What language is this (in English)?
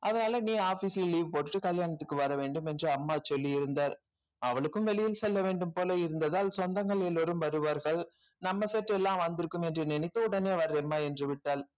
Tamil